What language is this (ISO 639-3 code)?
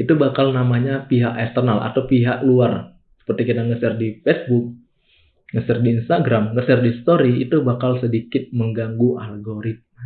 ind